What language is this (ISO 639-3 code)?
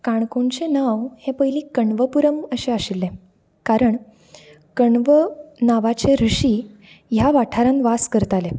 kok